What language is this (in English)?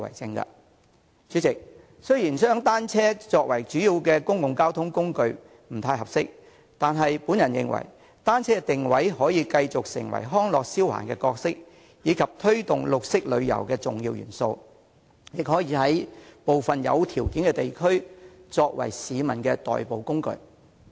Cantonese